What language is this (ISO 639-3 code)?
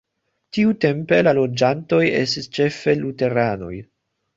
epo